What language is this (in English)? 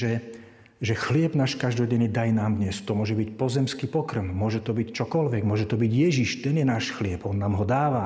Slovak